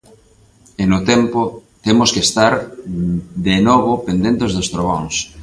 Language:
Galician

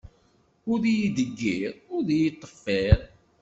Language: Kabyle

